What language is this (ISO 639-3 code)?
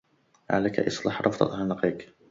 ara